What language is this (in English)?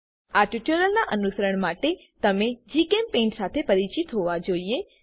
Gujarati